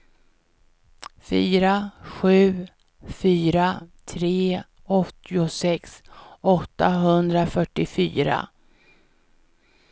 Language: Swedish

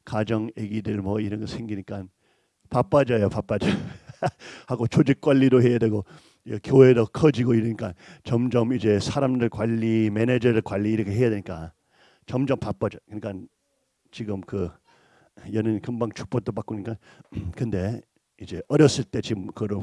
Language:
Korean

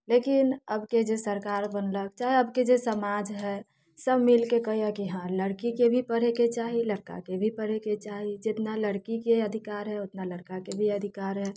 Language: Maithili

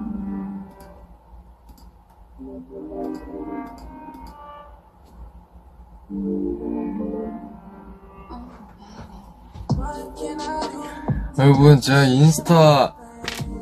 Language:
Korean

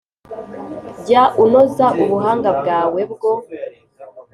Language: Kinyarwanda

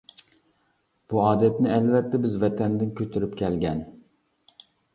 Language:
Uyghur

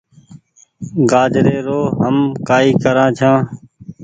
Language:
Goaria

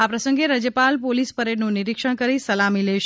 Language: Gujarati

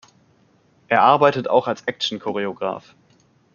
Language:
German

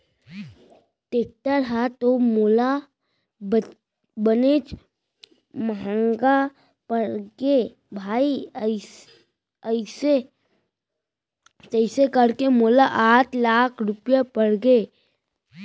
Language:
Chhattisgarhi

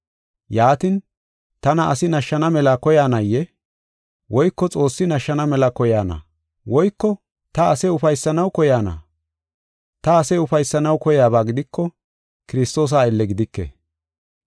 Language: Gofa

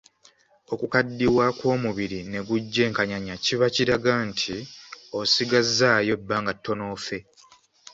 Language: Ganda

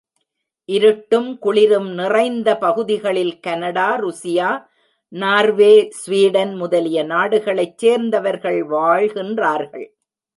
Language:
Tamil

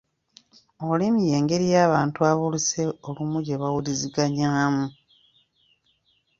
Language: Ganda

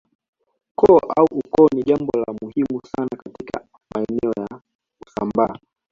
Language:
Swahili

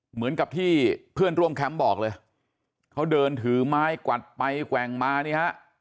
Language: Thai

